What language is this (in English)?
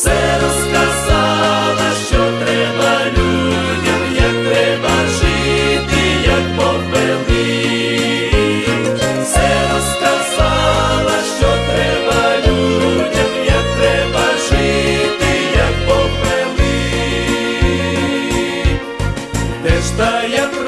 Ukrainian